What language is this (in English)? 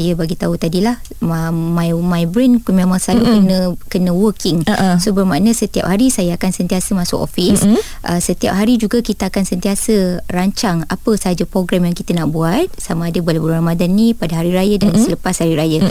Malay